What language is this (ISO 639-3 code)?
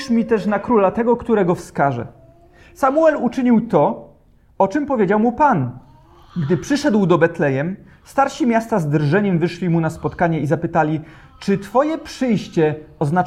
pol